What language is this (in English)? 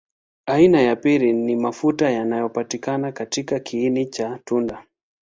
Swahili